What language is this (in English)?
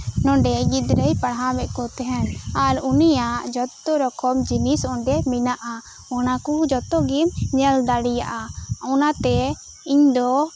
Santali